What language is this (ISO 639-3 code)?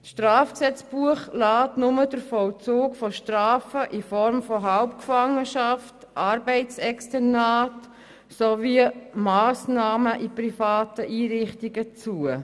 gsw